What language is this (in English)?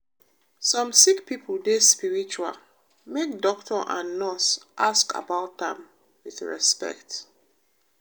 Nigerian Pidgin